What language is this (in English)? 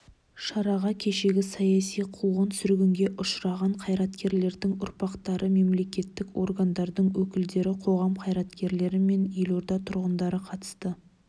Kazakh